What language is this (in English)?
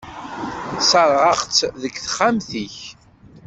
Kabyle